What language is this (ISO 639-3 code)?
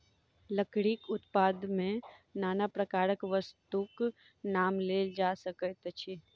mai